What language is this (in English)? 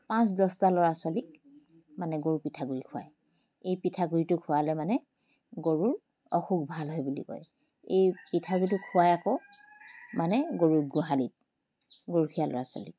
Assamese